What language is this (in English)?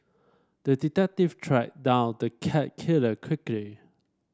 English